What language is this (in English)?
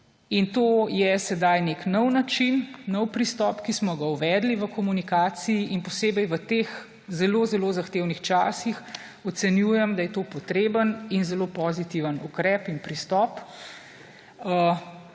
Slovenian